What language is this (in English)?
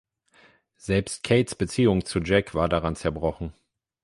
German